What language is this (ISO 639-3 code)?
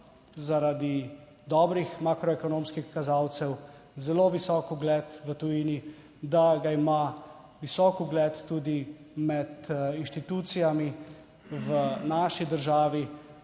slv